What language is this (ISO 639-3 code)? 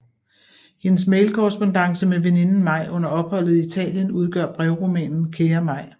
dan